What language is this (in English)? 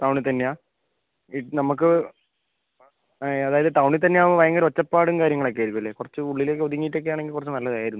Malayalam